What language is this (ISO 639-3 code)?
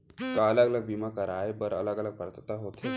hne